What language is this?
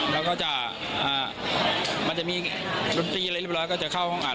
Thai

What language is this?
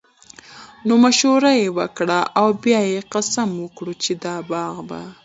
Pashto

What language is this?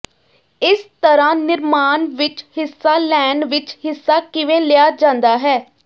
Punjabi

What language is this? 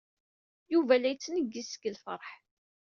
Kabyle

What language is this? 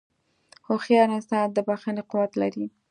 Pashto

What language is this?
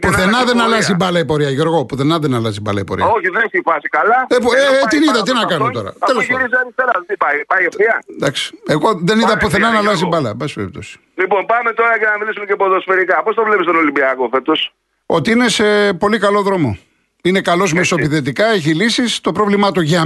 Greek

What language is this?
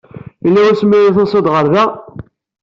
Kabyle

